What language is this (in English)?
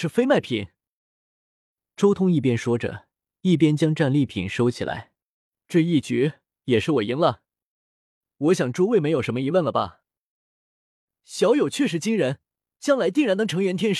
Chinese